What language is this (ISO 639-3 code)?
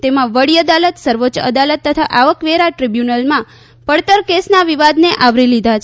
guj